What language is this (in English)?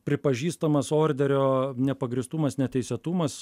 Lithuanian